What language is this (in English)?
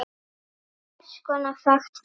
Icelandic